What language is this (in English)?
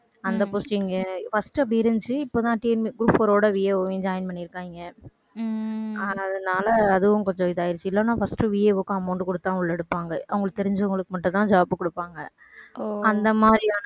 Tamil